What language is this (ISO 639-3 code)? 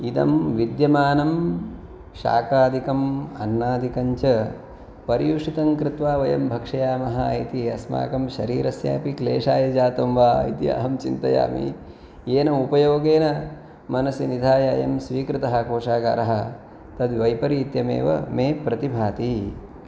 san